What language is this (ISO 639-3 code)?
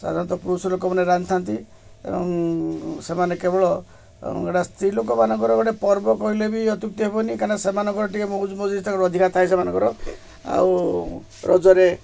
ori